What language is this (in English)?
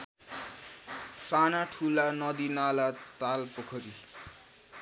Nepali